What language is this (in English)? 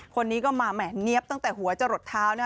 Thai